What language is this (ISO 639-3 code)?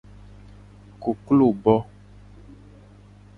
gej